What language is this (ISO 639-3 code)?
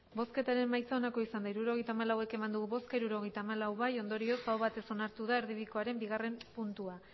eus